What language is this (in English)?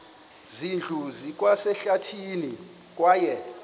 Xhosa